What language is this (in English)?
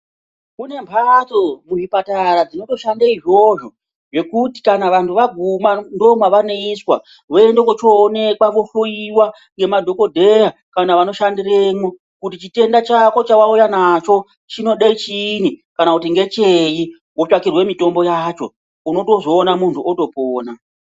Ndau